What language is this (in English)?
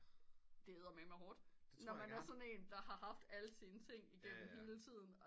Danish